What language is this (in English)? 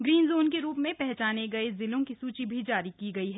Hindi